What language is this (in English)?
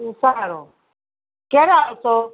Gujarati